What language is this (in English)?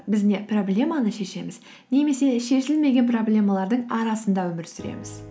Kazakh